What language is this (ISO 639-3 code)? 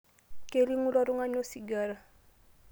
mas